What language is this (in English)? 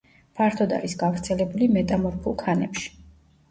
Georgian